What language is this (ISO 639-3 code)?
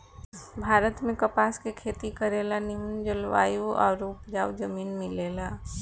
bho